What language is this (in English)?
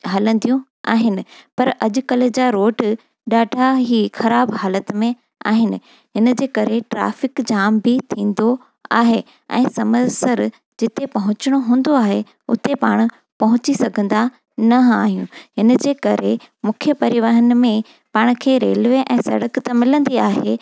Sindhi